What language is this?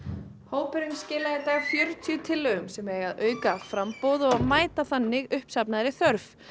Icelandic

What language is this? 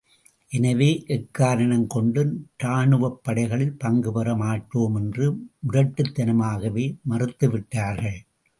Tamil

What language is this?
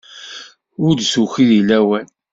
Kabyle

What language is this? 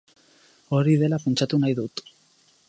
Basque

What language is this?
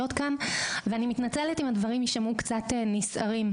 Hebrew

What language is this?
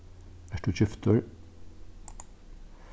Faroese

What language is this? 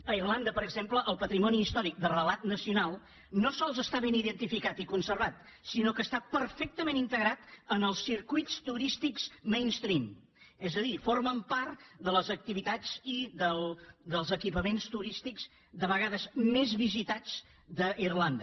Catalan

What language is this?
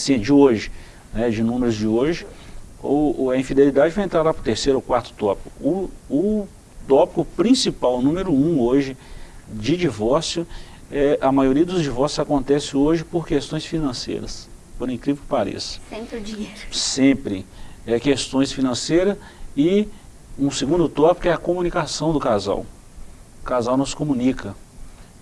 Portuguese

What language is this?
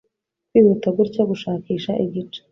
Kinyarwanda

